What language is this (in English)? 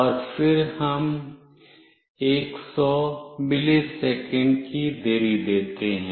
Hindi